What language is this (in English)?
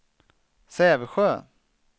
Swedish